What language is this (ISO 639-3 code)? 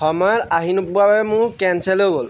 asm